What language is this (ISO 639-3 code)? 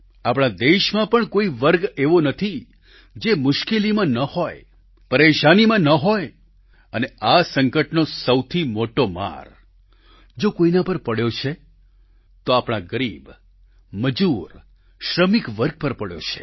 guj